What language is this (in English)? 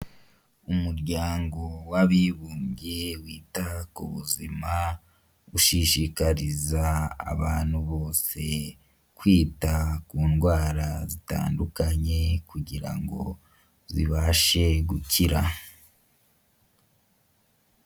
Kinyarwanda